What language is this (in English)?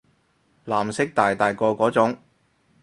Cantonese